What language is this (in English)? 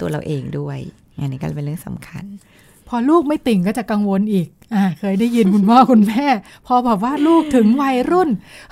Thai